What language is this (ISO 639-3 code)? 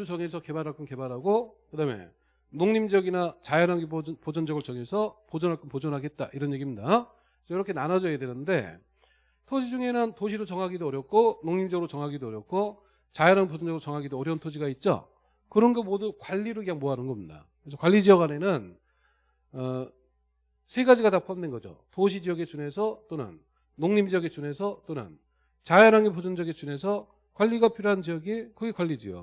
kor